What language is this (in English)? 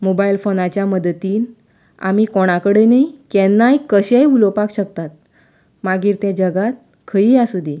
Konkani